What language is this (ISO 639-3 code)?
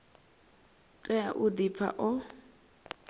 ven